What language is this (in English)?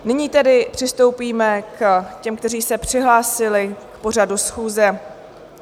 Czech